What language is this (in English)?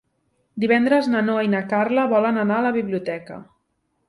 Catalan